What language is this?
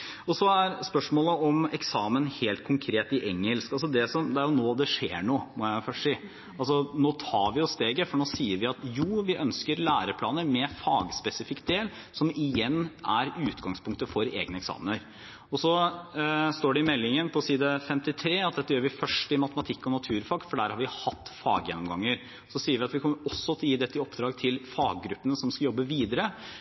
Norwegian Bokmål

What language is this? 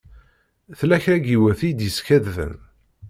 Kabyle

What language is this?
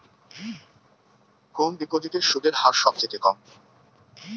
Bangla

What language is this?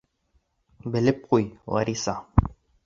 Bashkir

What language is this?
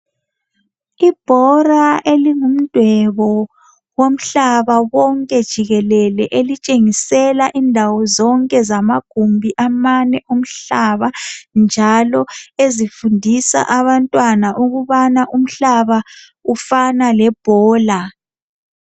North Ndebele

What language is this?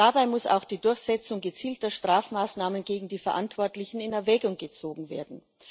German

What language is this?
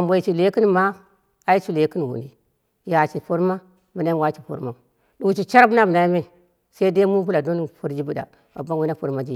Dera (Nigeria)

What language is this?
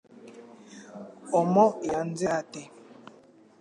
Kinyarwanda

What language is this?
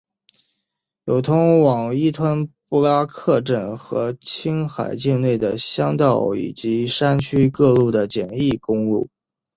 Chinese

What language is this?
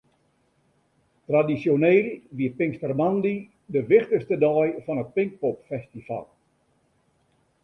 Western Frisian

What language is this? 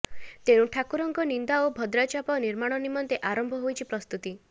Odia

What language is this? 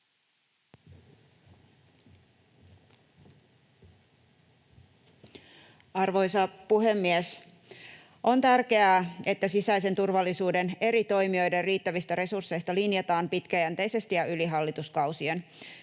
Finnish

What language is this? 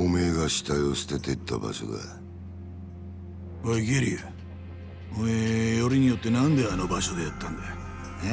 Japanese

